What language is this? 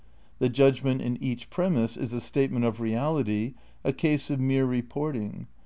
English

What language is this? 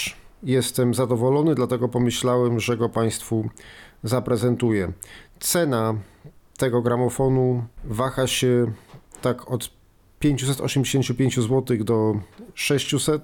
Polish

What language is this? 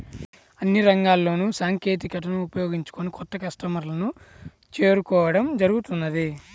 Telugu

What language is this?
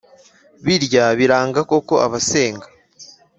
Kinyarwanda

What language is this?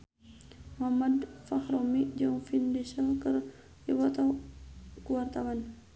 Sundanese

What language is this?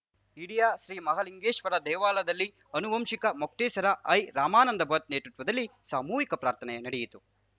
Kannada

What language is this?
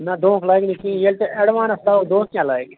Kashmiri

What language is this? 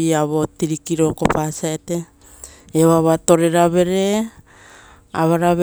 Rotokas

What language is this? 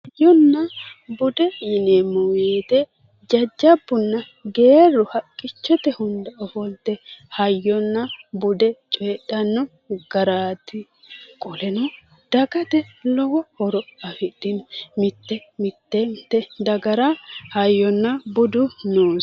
Sidamo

